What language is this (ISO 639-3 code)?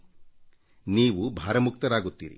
kan